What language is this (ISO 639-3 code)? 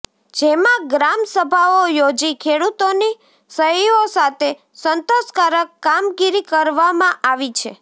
guj